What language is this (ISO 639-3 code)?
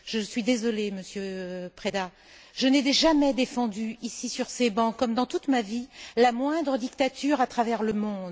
fra